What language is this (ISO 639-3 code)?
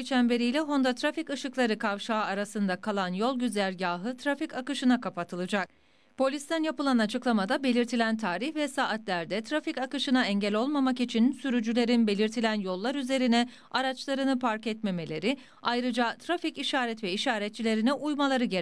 tur